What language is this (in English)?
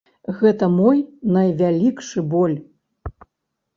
Belarusian